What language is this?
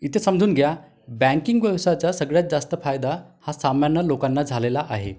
Marathi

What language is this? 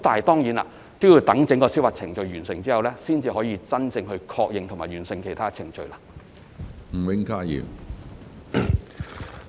Cantonese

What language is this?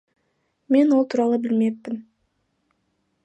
Kazakh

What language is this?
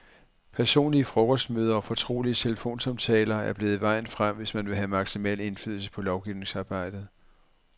Danish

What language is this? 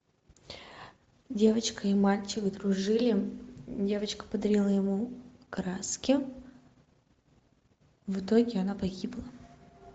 Russian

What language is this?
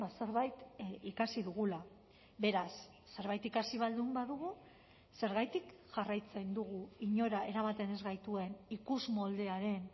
Basque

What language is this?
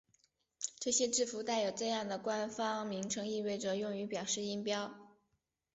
Chinese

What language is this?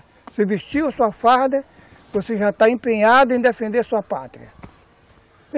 Portuguese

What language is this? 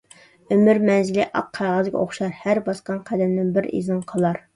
Uyghur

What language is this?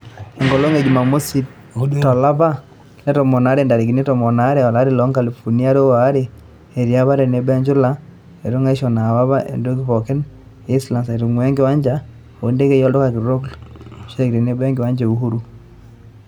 Masai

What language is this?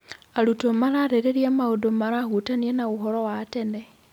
Kikuyu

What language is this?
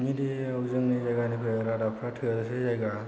Bodo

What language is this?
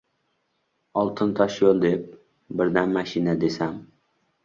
Uzbek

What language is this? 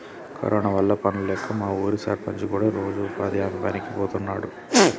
Telugu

